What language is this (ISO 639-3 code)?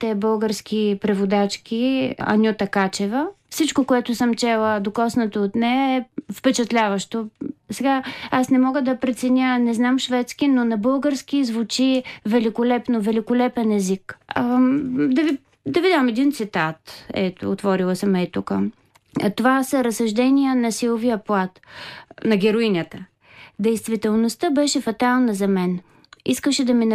bul